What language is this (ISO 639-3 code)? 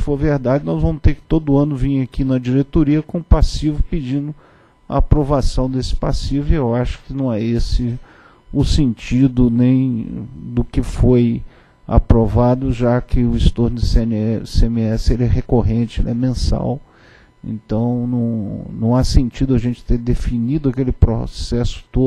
por